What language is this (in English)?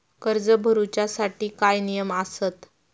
Marathi